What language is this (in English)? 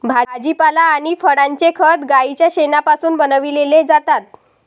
Marathi